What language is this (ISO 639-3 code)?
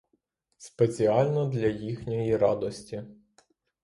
ukr